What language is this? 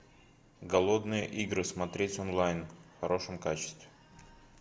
Russian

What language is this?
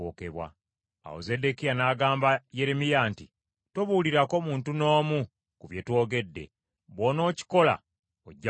Ganda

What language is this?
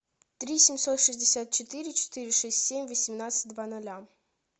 Russian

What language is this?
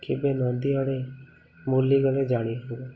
Odia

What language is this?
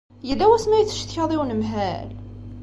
Kabyle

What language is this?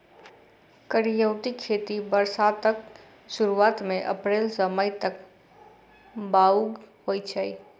Maithili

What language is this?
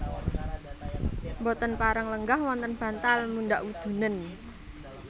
Javanese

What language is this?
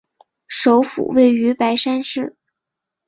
Chinese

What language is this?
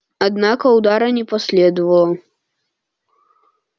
Russian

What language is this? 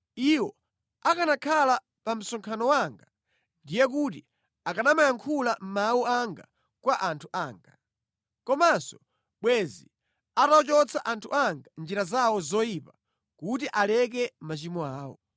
Nyanja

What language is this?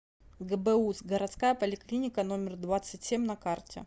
Russian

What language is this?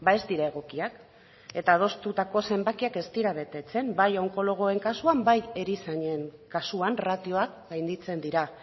Basque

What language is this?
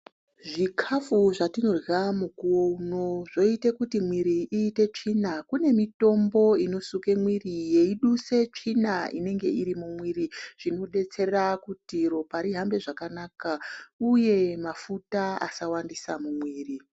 Ndau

